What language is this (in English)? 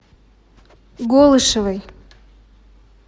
Russian